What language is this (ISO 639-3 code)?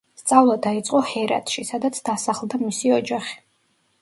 kat